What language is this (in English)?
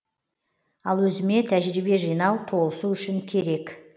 Kazakh